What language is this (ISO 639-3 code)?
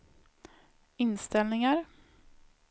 swe